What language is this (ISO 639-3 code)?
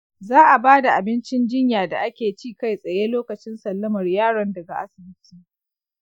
hau